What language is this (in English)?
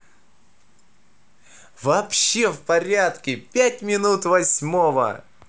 Russian